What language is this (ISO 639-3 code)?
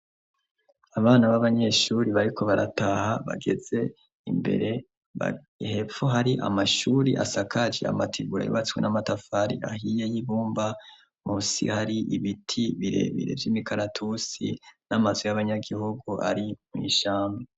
run